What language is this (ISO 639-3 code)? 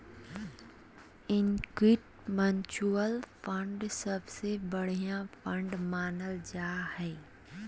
mag